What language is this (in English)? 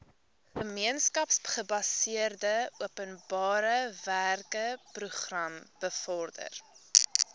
Afrikaans